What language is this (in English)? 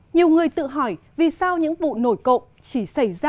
Vietnamese